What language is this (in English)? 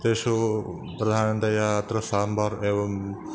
Sanskrit